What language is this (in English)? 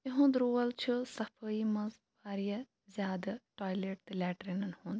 Kashmiri